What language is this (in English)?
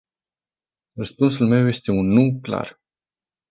Romanian